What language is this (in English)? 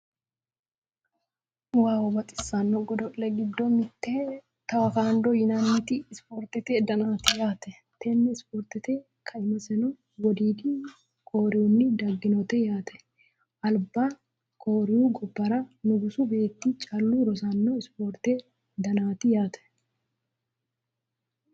Sidamo